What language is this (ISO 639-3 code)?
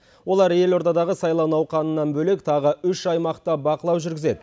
kaz